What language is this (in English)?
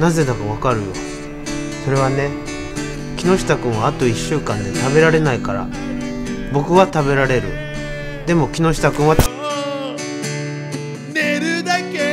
Japanese